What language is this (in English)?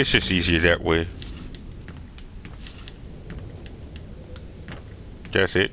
English